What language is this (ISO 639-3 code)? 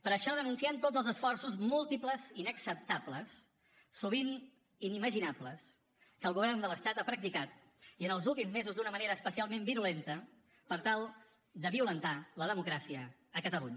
cat